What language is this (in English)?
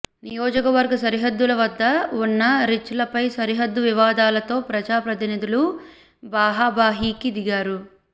Telugu